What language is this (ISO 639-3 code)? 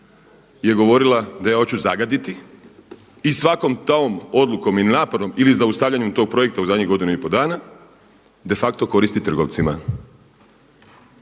hrv